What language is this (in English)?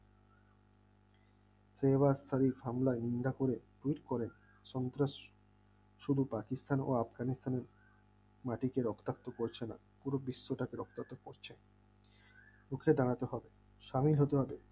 Bangla